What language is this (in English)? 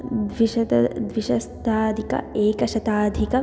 Sanskrit